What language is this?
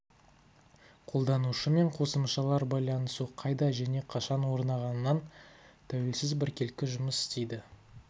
Kazakh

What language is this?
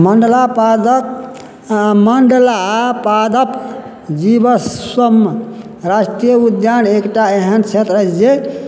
Maithili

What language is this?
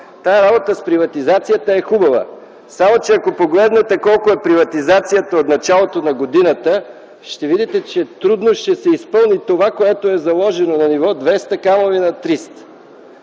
Bulgarian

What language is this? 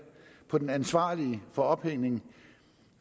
Danish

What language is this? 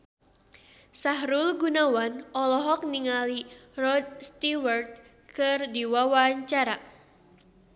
Sundanese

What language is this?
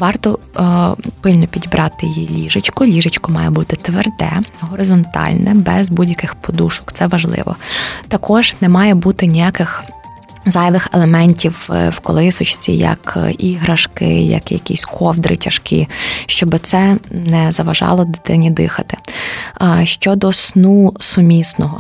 Ukrainian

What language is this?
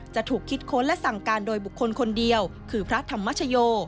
Thai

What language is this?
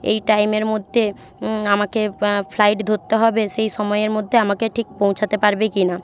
Bangla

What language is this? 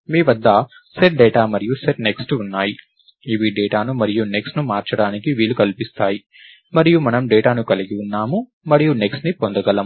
Telugu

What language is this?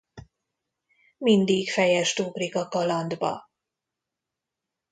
Hungarian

